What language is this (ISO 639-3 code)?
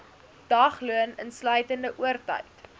afr